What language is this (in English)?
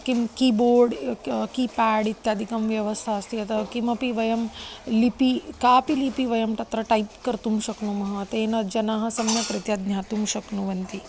Sanskrit